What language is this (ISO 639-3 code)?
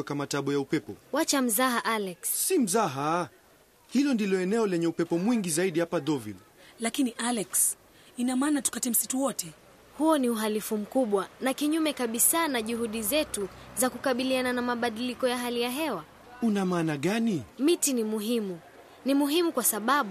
swa